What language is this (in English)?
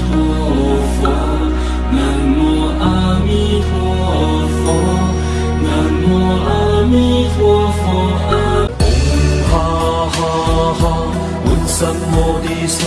Indonesian